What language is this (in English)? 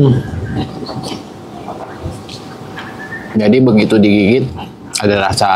Indonesian